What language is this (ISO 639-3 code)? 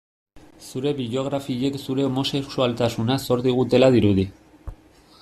eus